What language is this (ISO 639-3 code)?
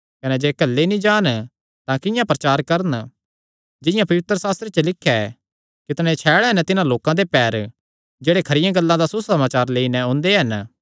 xnr